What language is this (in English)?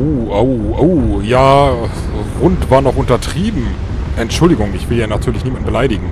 German